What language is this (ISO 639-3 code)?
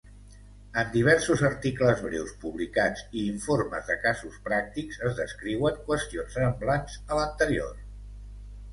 cat